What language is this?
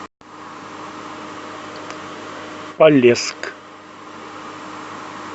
Russian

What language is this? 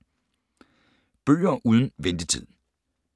Danish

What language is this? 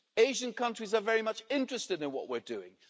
English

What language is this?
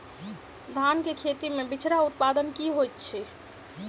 Maithili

